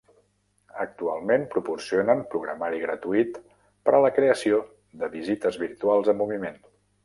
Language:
Catalan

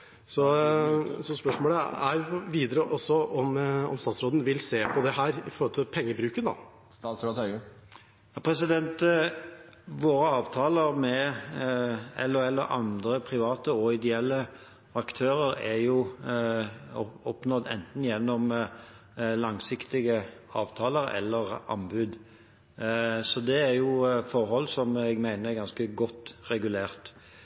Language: Norwegian Bokmål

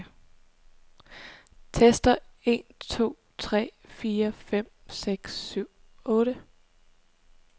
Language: Danish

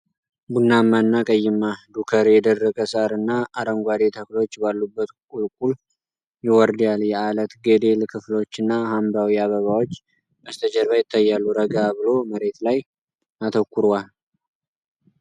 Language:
Amharic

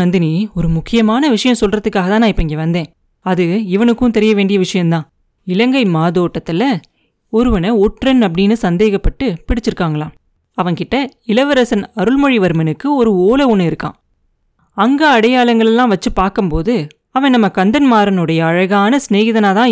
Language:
Tamil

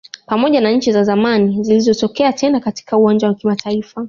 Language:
Swahili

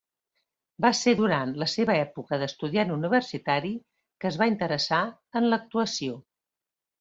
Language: Catalan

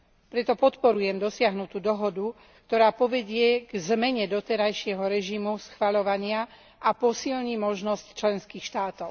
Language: Slovak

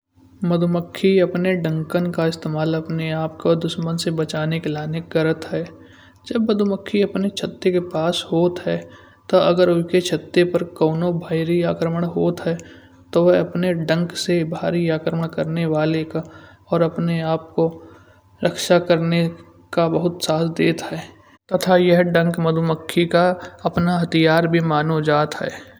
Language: Kanauji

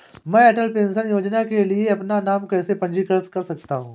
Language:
Hindi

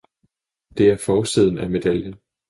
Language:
Danish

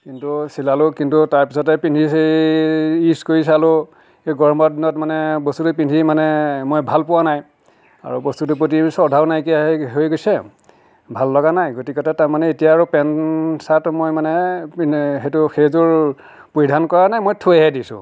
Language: Assamese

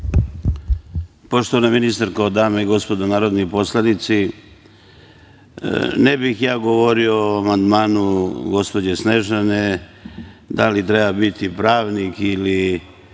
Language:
Serbian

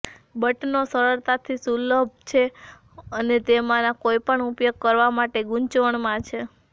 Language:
Gujarati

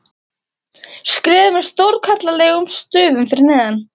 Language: Icelandic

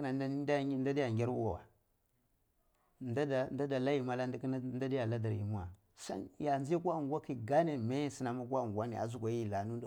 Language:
Cibak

